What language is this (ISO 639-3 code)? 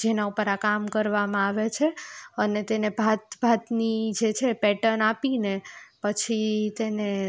guj